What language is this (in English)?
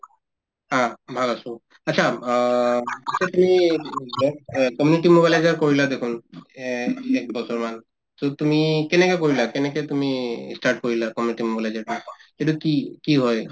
Assamese